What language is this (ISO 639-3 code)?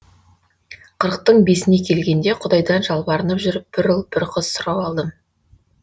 kaz